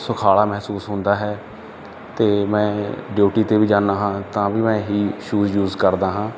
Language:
Punjabi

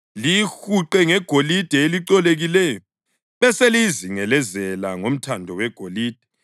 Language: North Ndebele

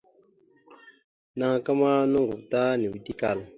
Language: Mada (Cameroon)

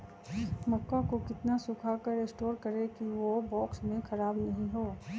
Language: Magahi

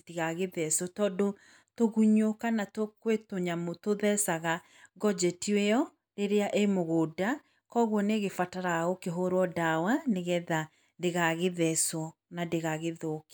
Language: Kikuyu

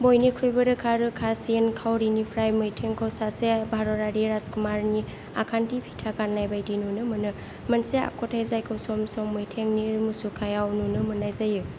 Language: Bodo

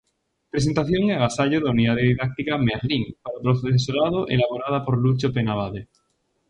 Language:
Galician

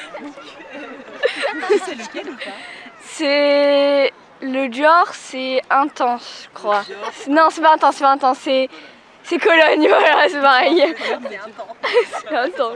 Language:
French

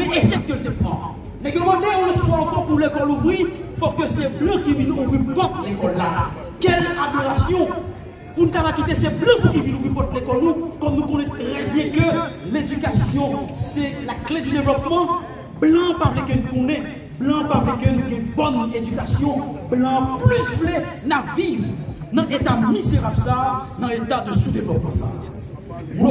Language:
French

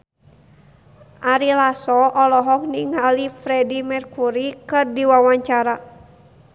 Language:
Sundanese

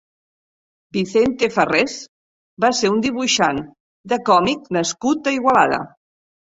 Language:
Catalan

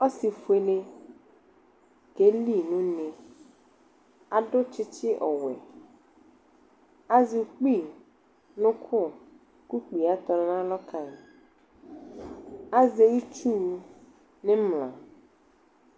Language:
Ikposo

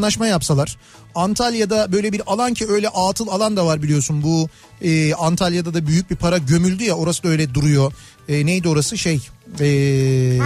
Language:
Turkish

